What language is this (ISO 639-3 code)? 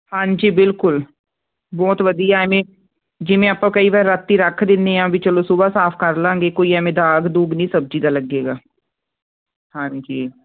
pan